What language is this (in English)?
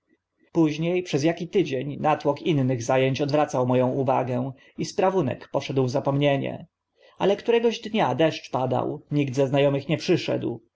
Polish